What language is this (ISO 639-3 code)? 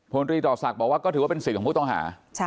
tha